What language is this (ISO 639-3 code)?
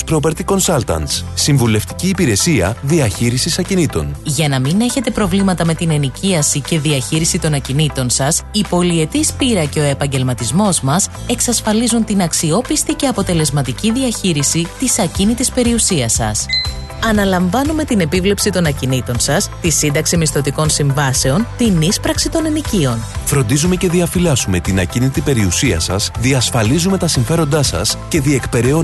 ell